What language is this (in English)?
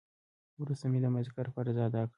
Pashto